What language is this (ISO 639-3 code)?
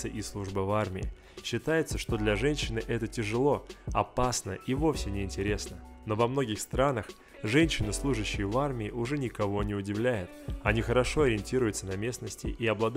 rus